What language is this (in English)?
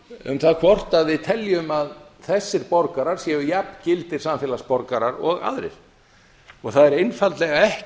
Icelandic